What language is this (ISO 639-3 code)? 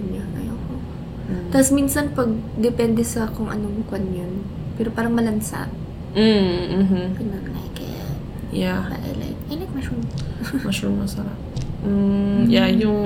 fil